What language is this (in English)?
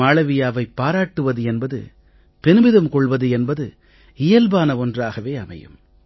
Tamil